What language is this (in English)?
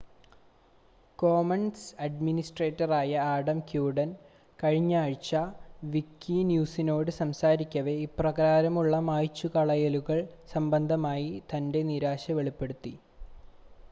Malayalam